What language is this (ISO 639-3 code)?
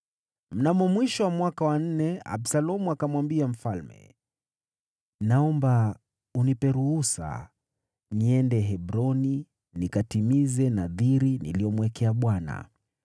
swa